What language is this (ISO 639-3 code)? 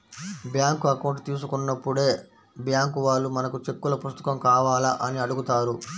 tel